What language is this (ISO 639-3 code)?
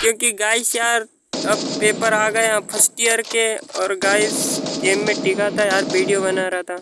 hin